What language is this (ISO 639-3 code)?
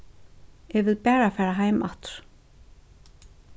fao